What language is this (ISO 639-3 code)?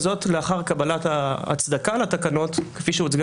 heb